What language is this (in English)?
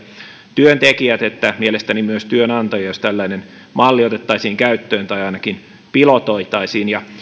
Finnish